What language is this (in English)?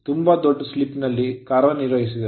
Kannada